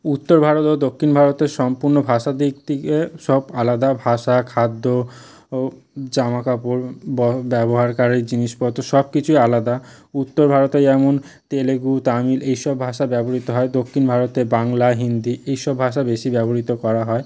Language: Bangla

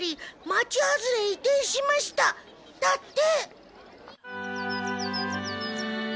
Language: Japanese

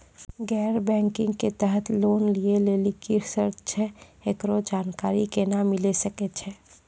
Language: Maithili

